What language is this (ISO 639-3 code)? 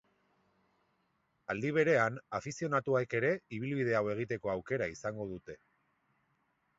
eus